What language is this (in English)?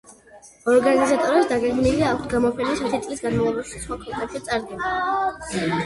Georgian